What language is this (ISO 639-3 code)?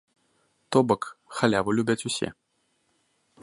bel